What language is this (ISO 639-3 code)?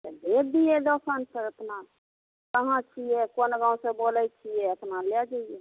mai